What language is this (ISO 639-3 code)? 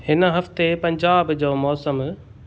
snd